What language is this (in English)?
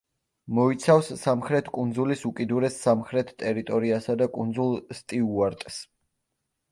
Georgian